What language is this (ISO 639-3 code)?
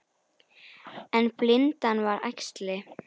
isl